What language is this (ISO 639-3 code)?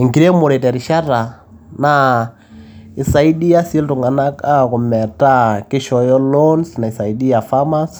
mas